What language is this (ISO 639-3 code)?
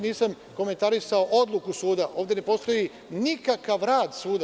srp